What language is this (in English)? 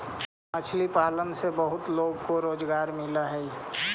Magahi